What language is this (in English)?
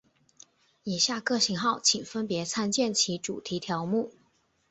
Chinese